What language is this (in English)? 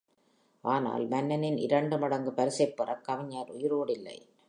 Tamil